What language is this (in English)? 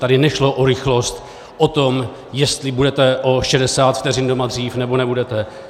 Czech